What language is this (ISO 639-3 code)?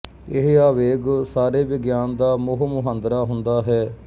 pan